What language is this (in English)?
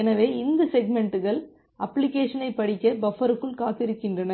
Tamil